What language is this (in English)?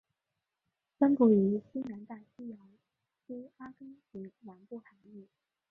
Chinese